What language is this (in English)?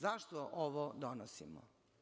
Serbian